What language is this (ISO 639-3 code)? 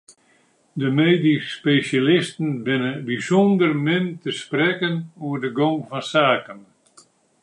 fry